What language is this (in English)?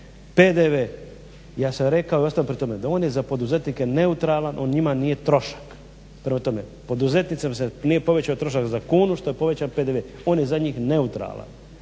Croatian